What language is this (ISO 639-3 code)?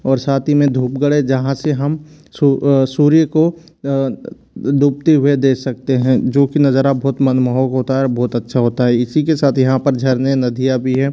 hin